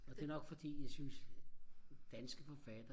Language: Danish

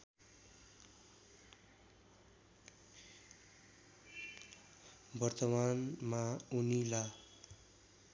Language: Nepali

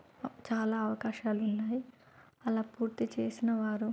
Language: Telugu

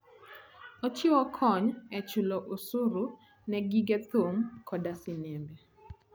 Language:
Luo (Kenya and Tanzania)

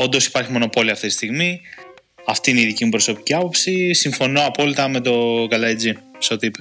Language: Greek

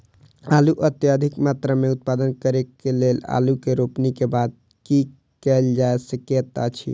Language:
Maithili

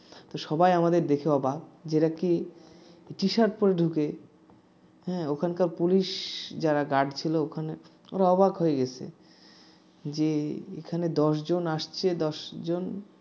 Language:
Bangla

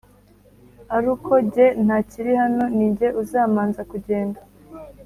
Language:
Kinyarwanda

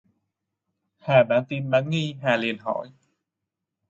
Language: Vietnamese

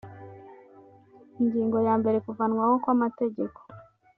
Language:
Kinyarwanda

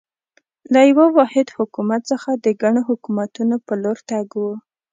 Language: Pashto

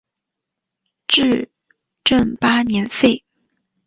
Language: Chinese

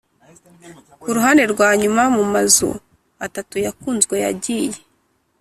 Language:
Kinyarwanda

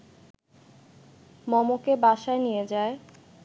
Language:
Bangla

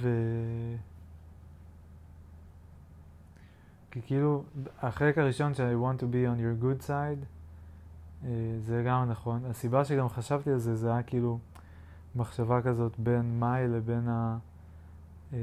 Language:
Hebrew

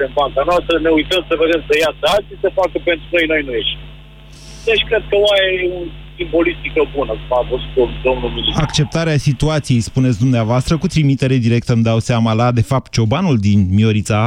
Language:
Romanian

